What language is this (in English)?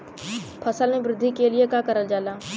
Bhojpuri